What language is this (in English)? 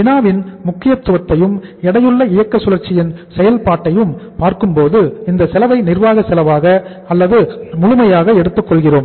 Tamil